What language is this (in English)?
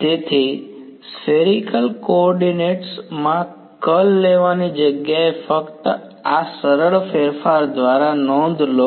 Gujarati